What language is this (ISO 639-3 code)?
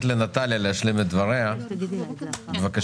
heb